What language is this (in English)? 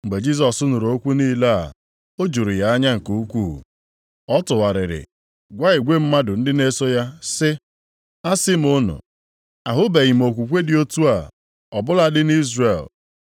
Igbo